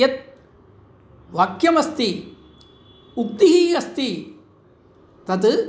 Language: Sanskrit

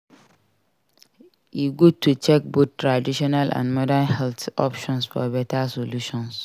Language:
Nigerian Pidgin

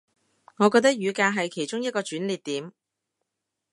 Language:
Cantonese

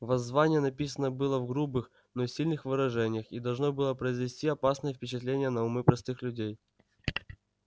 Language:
Russian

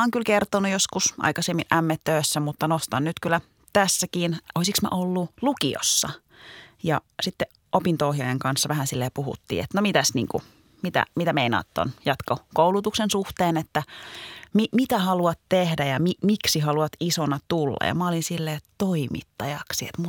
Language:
Finnish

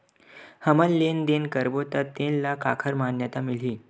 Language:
Chhattisgarhi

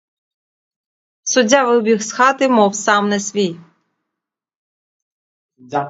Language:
Ukrainian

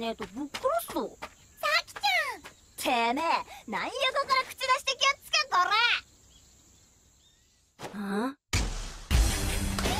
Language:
Japanese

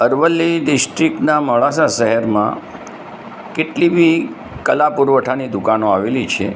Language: Gujarati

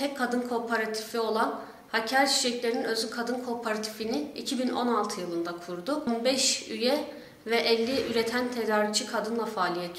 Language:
Turkish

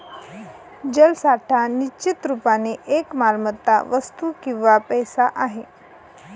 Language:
Marathi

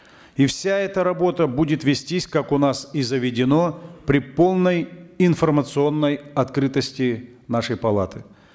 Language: Kazakh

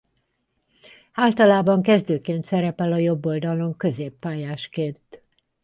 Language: Hungarian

